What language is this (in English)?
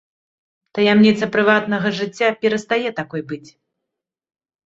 Belarusian